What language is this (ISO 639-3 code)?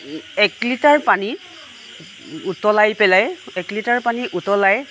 asm